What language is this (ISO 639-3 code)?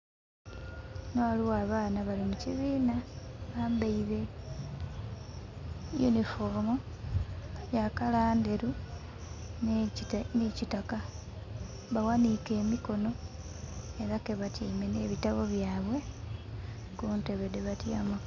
xog